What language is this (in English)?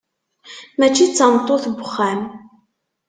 Kabyle